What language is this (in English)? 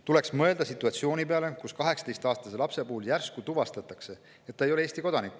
Estonian